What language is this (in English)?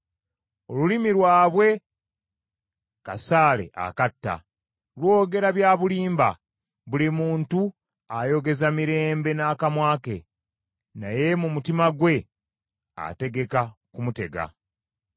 Ganda